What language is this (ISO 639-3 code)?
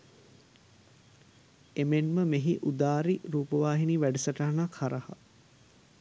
sin